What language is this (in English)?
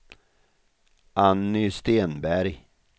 Swedish